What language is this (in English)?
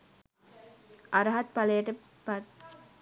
Sinhala